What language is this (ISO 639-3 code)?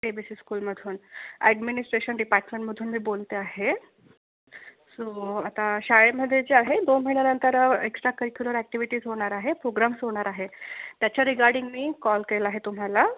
mar